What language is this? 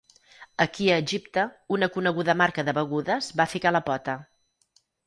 Catalan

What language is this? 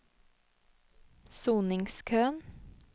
Norwegian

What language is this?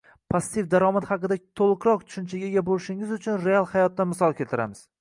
Uzbek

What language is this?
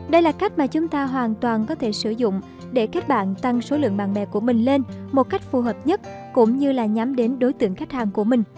Vietnamese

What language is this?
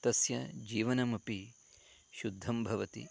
Sanskrit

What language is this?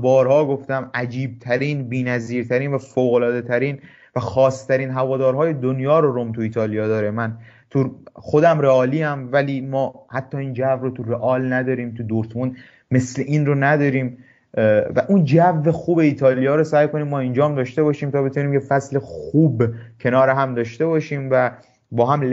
Persian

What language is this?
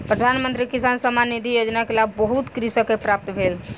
Maithili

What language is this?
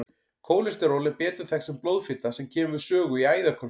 Icelandic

